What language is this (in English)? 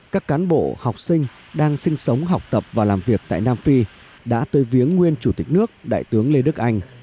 Vietnamese